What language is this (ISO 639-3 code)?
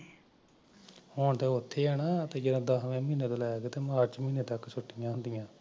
pan